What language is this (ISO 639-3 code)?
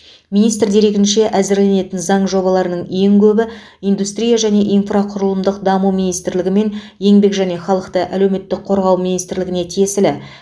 kaz